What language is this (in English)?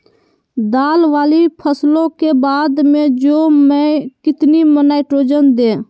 Magahi